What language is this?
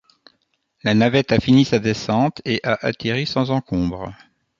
French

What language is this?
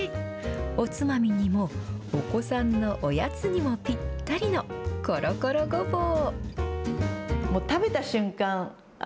Japanese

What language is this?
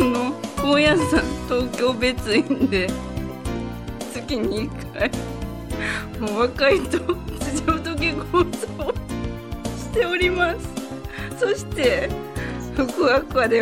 Japanese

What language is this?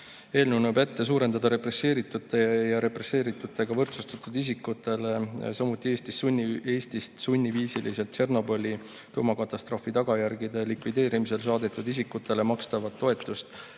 Estonian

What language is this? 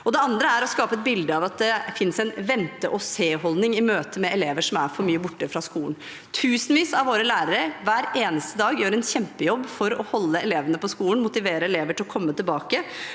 Norwegian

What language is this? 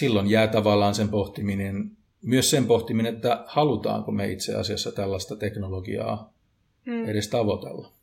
Finnish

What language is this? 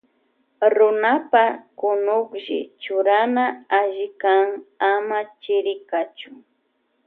Loja Highland Quichua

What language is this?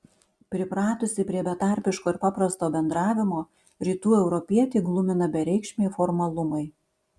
Lithuanian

